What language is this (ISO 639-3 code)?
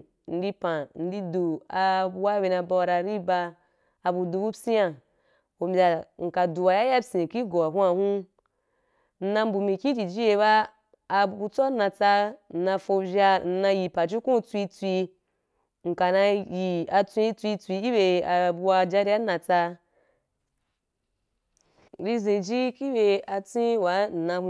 juk